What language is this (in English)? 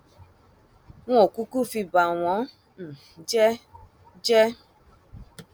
Yoruba